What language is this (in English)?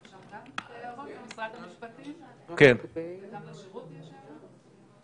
Hebrew